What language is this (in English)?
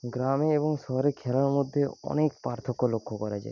Bangla